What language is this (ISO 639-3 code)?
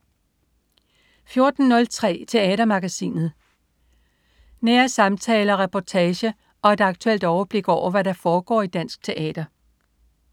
dan